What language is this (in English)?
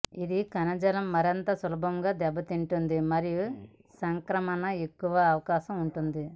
Telugu